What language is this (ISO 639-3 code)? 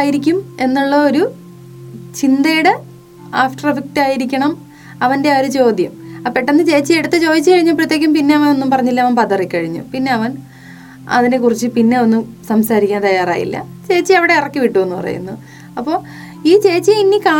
mal